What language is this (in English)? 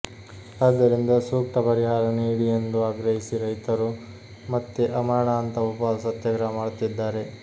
Kannada